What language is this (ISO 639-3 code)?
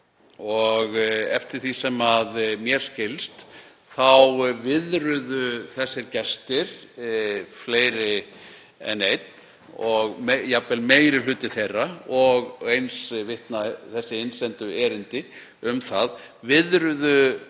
isl